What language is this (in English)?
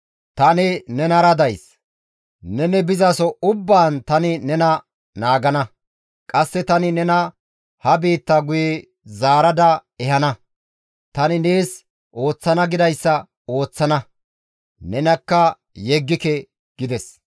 Gamo